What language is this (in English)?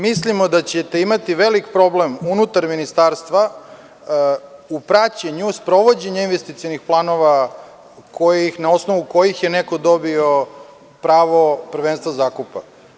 Serbian